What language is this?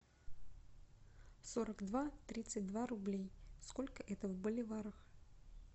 Russian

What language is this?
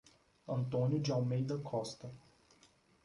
Portuguese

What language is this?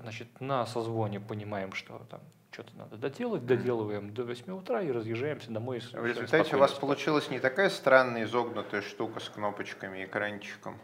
Russian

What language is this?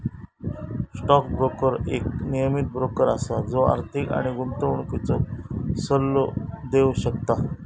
Marathi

